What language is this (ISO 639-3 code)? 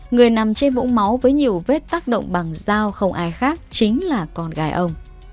vie